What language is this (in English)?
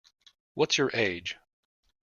English